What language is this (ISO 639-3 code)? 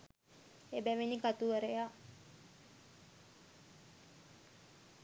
sin